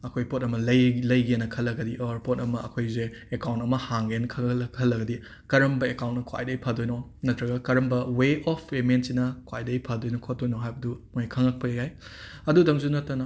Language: Manipuri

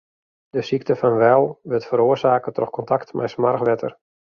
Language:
Western Frisian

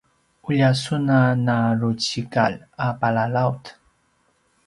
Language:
Paiwan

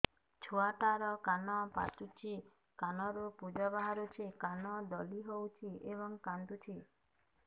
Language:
Odia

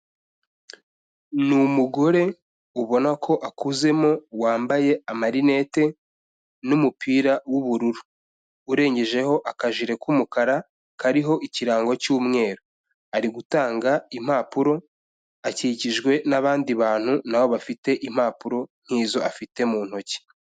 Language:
Kinyarwanda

